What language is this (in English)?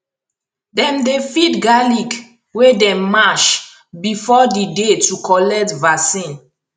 Nigerian Pidgin